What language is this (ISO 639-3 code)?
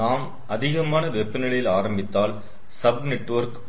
tam